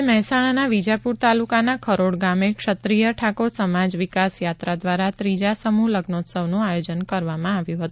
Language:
Gujarati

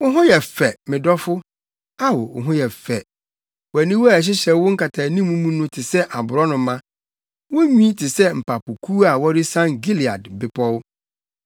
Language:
Akan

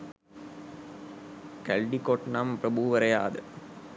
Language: Sinhala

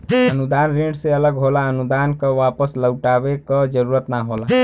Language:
Bhojpuri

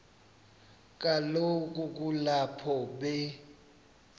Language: Xhosa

